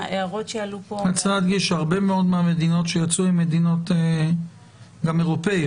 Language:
Hebrew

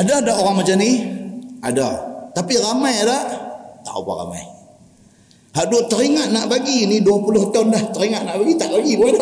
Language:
Malay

